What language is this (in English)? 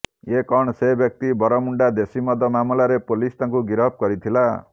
Odia